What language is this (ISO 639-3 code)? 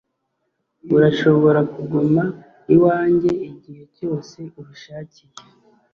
kin